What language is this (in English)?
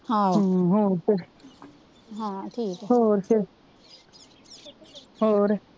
Punjabi